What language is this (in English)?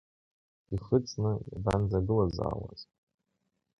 Abkhazian